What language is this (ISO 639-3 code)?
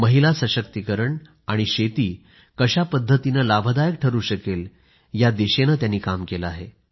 mar